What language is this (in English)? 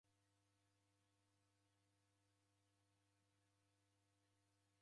Taita